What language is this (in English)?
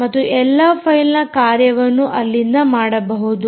Kannada